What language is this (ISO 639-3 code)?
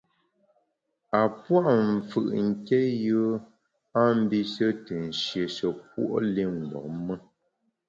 bax